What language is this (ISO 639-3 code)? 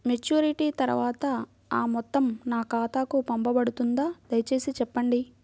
tel